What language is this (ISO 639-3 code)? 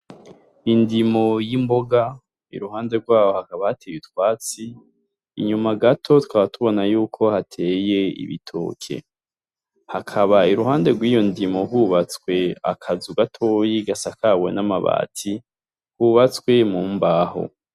run